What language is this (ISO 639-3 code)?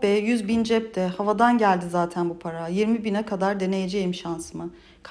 tur